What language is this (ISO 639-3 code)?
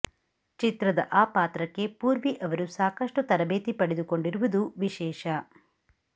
kan